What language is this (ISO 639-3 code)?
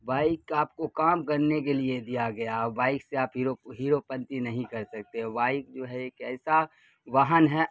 urd